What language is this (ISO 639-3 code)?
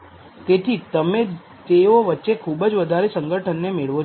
guj